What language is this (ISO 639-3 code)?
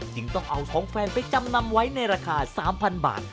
tha